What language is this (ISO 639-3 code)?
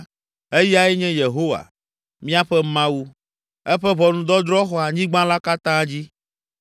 ewe